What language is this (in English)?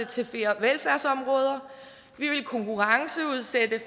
Danish